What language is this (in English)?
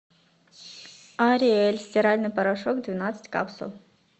Russian